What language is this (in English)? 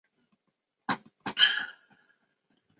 Chinese